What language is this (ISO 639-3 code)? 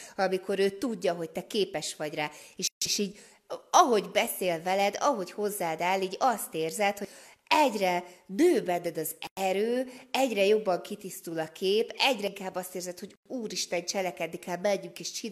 hun